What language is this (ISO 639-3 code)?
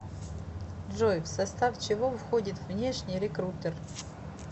rus